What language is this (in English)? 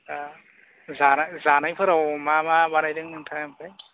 Bodo